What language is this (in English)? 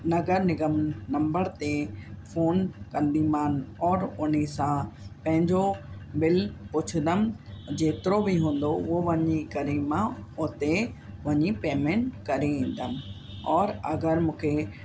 Sindhi